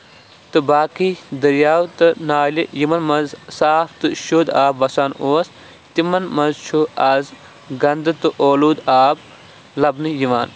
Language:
Kashmiri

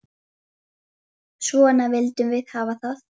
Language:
Icelandic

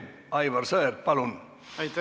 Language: Estonian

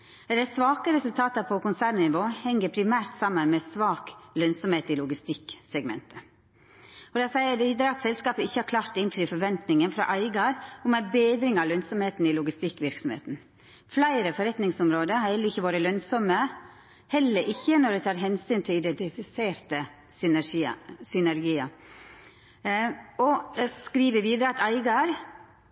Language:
Norwegian Nynorsk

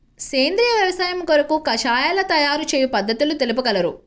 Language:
Telugu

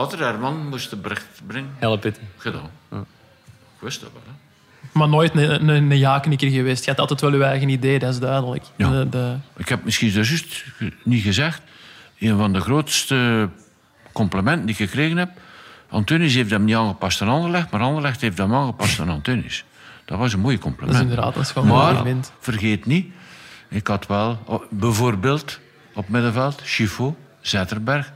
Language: Dutch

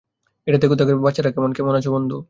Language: Bangla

